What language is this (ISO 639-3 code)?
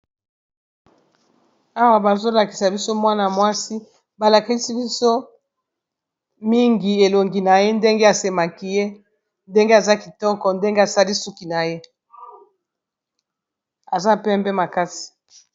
lin